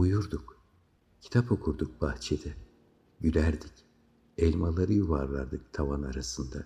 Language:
Turkish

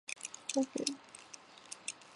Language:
Chinese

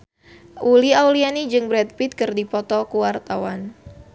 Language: Sundanese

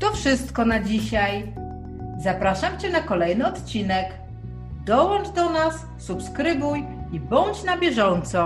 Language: Polish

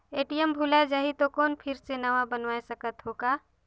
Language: Chhattisgarhi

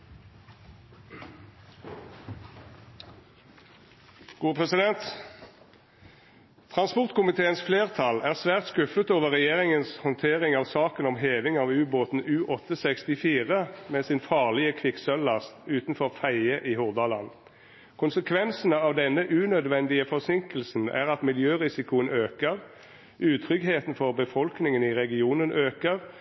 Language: Norwegian Nynorsk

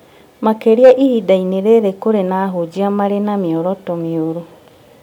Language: Kikuyu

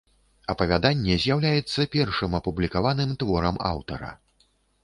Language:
Belarusian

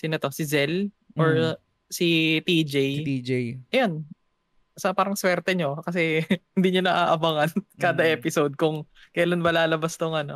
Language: Filipino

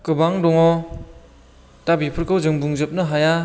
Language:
Bodo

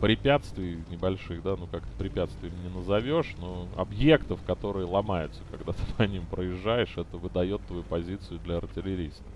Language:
Russian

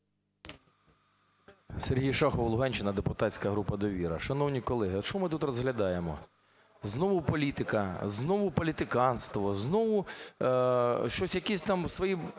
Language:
Ukrainian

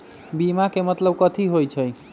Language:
Magahi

